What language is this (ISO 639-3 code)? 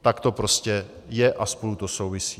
ces